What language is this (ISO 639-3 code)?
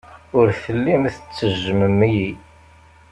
kab